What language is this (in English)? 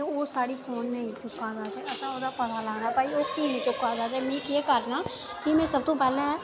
Dogri